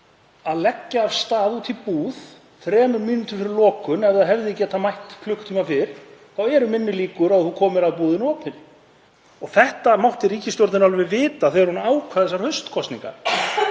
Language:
Icelandic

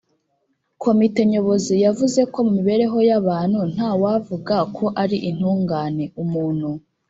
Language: Kinyarwanda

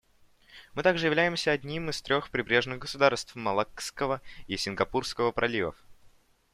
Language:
Russian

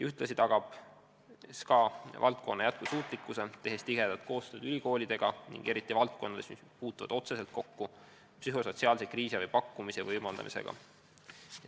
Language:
Estonian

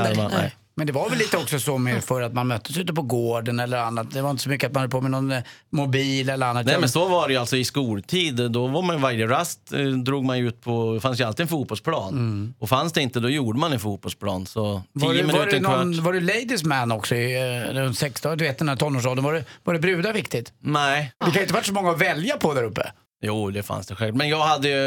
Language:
Swedish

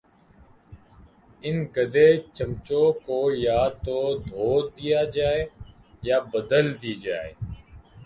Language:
Urdu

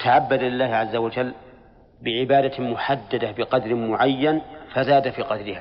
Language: Arabic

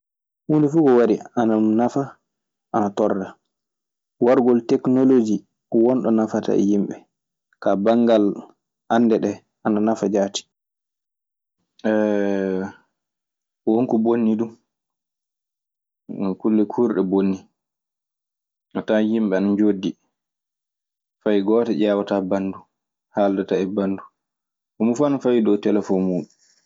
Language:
Maasina Fulfulde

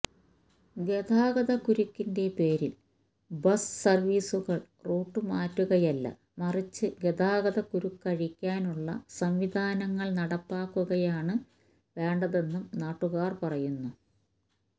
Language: Malayalam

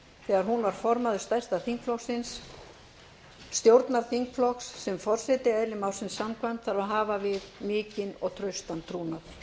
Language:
Icelandic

